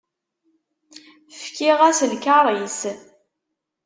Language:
Kabyle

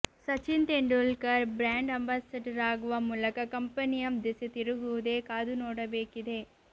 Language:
Kannada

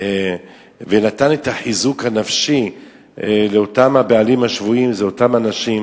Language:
Hebrew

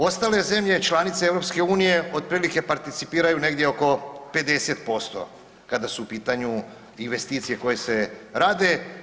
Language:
Croatian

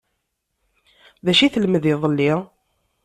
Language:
Kabyle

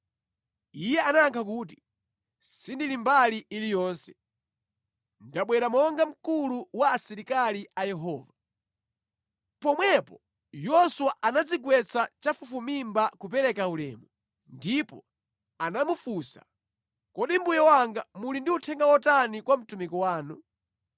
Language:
Nyanja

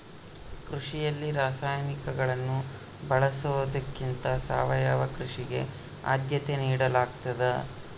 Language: Kannada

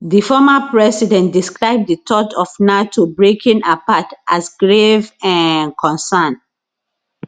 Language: Nigerian Pidgin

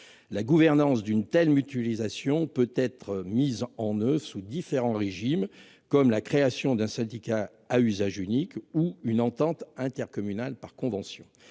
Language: French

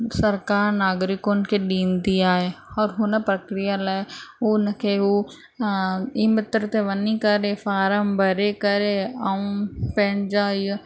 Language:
Sindhi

